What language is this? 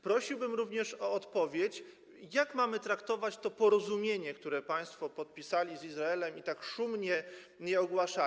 Polish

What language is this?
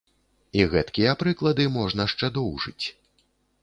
Belarusian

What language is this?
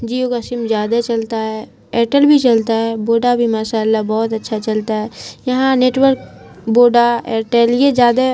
Urdu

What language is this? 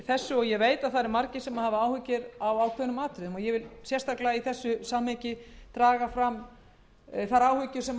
Icelandic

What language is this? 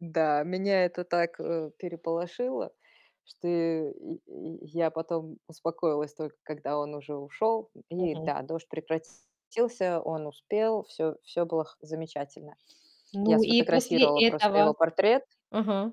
Russian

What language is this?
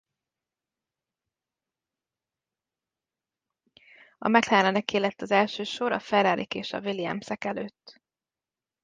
Hungarian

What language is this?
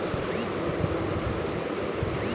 Bangla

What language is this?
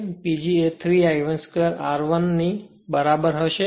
Gujarati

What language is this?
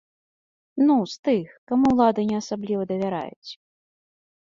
Belarusian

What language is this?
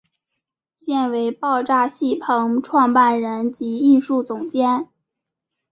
Chinese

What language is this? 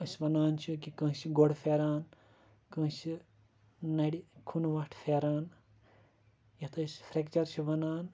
Kashmiri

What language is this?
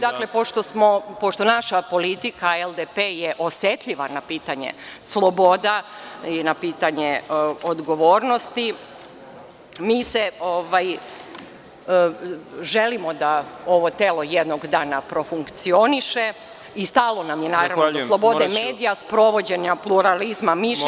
Serbian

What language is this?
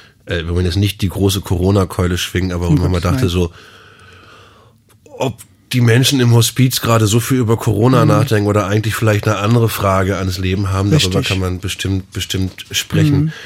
German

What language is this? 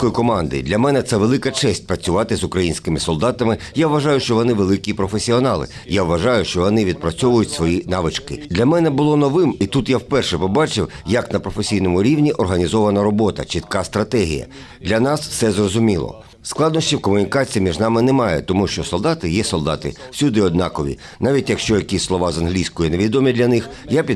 Ukrainian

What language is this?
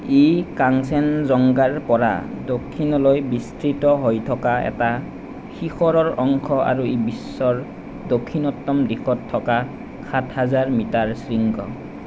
Assamese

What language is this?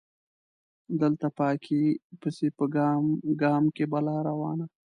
Pashto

